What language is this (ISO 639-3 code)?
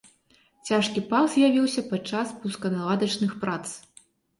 bel